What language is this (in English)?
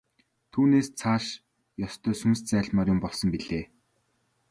Mongolian